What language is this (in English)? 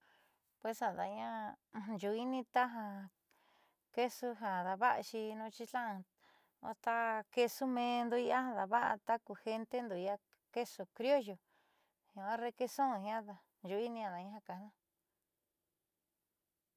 Southeastern Nochixtlán Mixtec